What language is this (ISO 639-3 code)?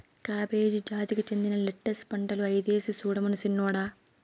tel